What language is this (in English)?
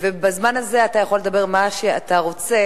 Hebrew